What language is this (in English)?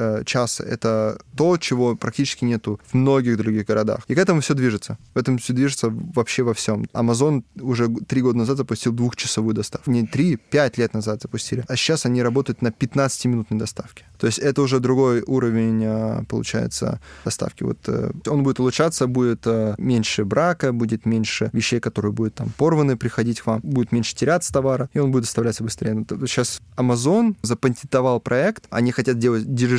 Russian